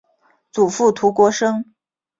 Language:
Chinese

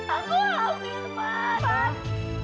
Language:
Indonesian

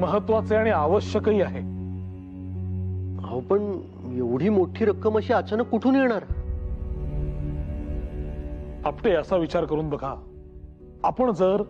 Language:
Hindi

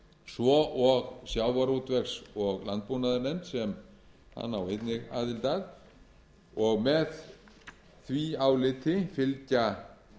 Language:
Icelandic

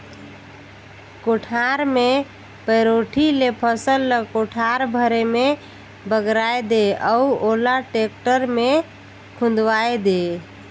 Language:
Chhattisgarhi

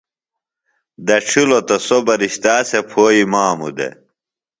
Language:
Phalura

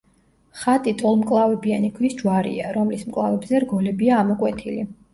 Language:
Georgian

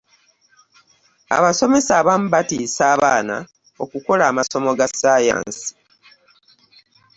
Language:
Ganda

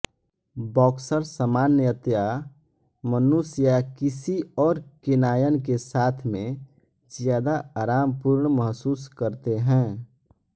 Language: Hindi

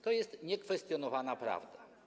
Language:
Polish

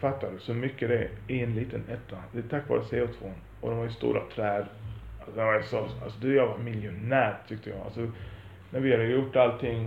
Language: Swedish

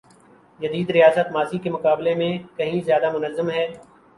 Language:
Urdu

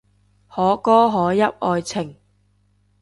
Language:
Cantonese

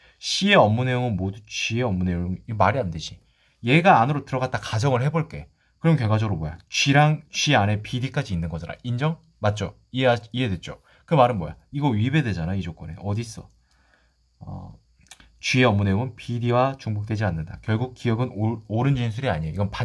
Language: Korean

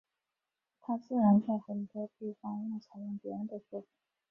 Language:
Chinese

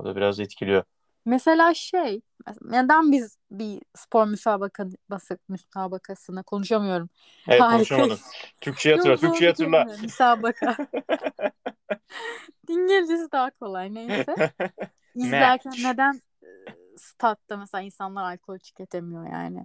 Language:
Turkish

